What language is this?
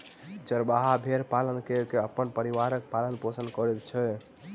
Maithili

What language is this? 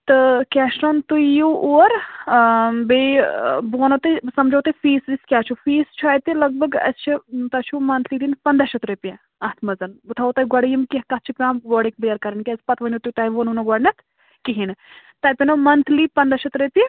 Kashmiri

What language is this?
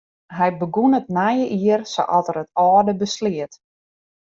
Western Frisian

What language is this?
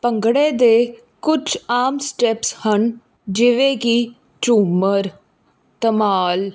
Punjabi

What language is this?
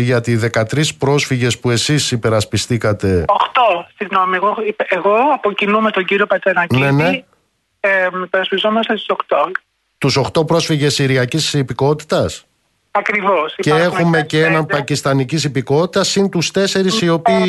Greek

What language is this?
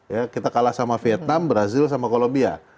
Indonesian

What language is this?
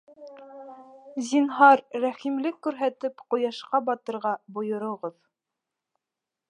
Bashkir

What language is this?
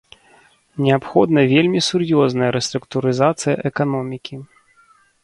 Belarusian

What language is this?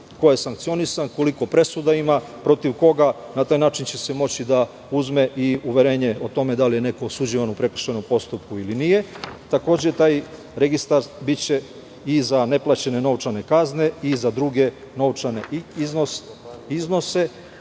Serbian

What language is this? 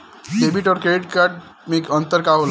Bhojpuri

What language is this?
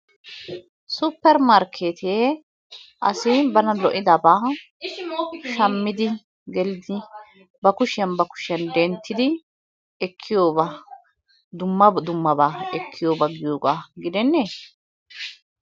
Wolaytta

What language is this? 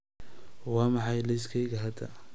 Somali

